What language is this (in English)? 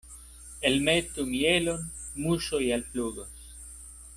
Esperanto